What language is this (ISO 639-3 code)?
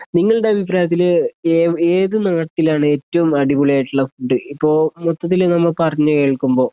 mal